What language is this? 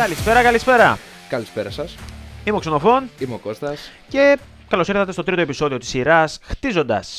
Greek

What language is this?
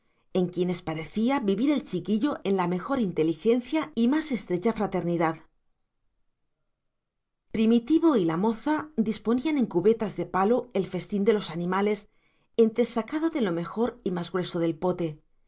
Spanish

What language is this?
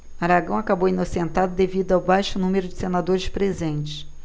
Portuguese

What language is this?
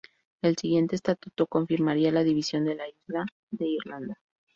Spanish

